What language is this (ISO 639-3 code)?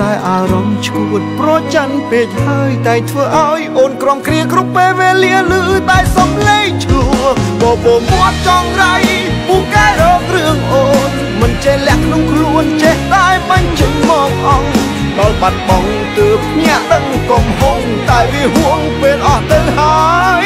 tha